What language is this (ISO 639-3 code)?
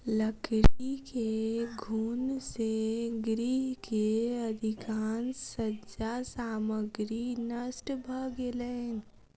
mai